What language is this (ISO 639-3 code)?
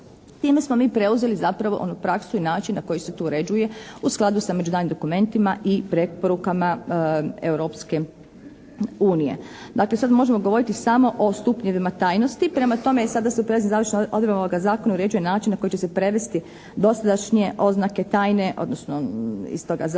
hrv